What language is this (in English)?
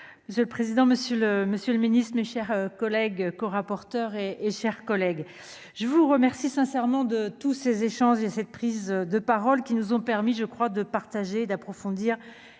French